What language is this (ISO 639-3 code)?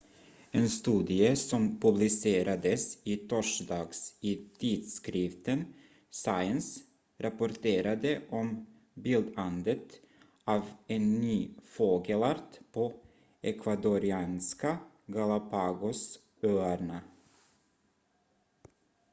swe